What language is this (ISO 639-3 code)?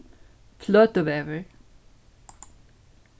fao